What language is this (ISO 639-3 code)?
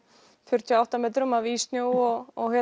isl